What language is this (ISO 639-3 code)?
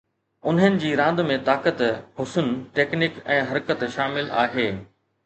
snd